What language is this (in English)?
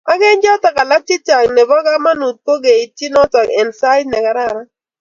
Kalenjin